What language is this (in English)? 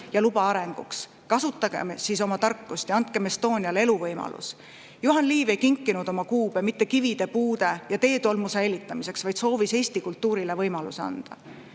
Estonian